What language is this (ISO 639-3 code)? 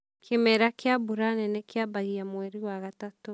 kik